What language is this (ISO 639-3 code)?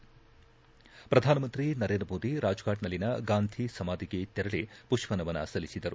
kan